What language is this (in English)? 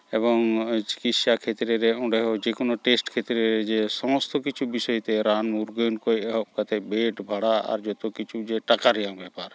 Santali